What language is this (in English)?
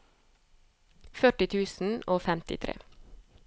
Norwegian